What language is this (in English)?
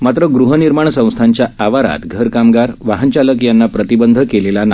Marathi